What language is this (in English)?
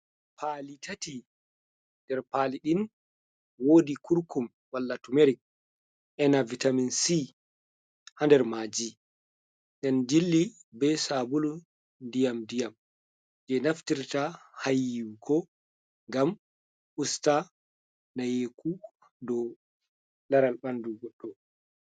Fula